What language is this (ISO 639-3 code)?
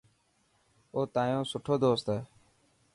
mki